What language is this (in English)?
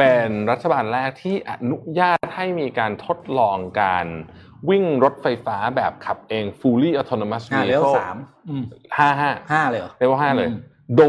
Thai